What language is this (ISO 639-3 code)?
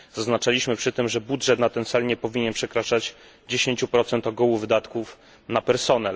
pol